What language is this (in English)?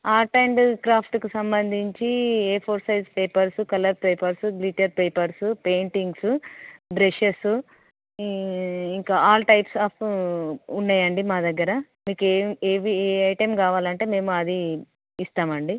Telugu